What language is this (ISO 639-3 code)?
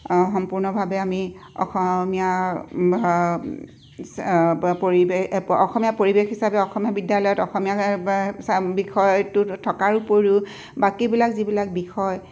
asm